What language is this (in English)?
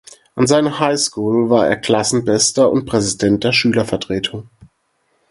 German